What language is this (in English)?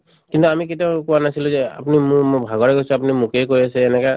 Assamese